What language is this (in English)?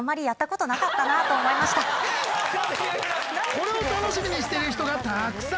Japanese